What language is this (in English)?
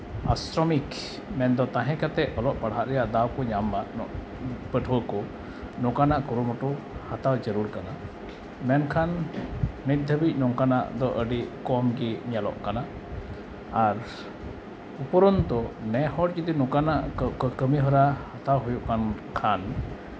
Santali